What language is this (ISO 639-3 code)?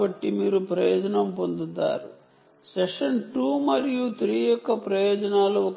tel